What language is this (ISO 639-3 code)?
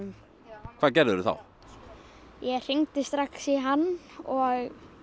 isl